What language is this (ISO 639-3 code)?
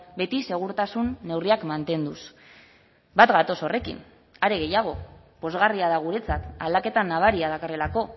eus